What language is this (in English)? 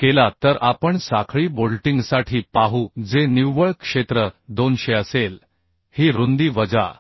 Marathi